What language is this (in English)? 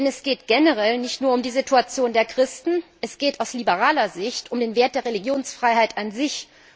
German